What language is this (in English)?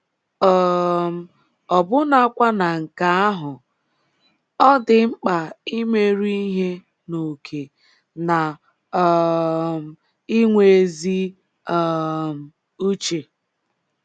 Igbo